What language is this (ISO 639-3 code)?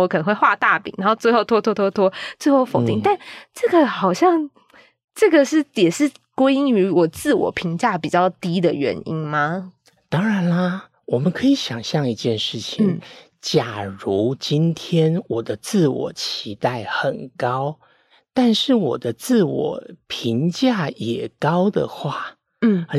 zho